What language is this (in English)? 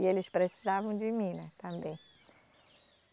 Portuguese